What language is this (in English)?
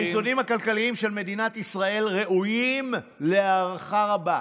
Hebrew